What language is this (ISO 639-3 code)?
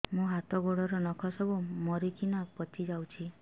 ori